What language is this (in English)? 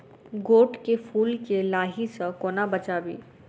Maithili